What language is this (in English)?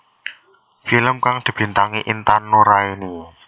Javanese